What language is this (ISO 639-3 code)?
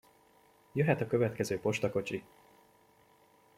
hun